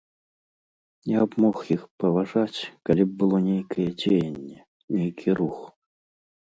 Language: Belarusian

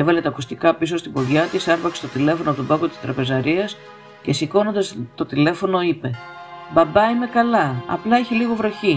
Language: Greek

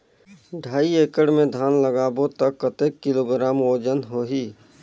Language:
Chhattisgarhi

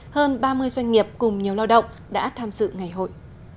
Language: Vietnamese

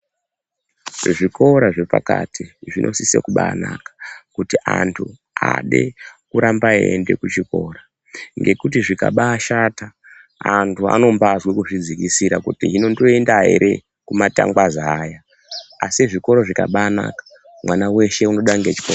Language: Ndau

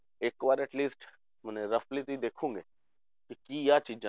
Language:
Punjabi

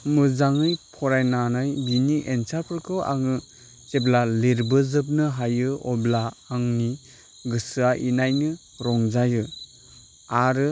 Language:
Bodo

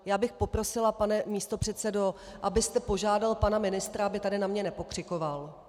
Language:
Czech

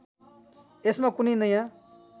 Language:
Nepali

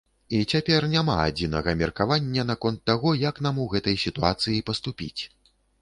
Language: Belarusian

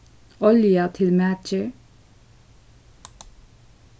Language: Faroese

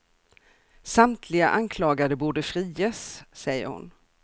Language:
Swedish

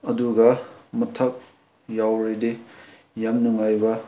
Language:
Manipuri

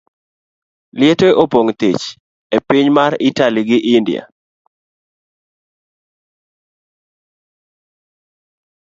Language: Luo (Kenya and Tanzania)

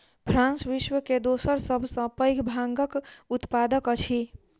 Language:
Maithili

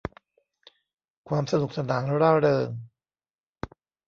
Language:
Thai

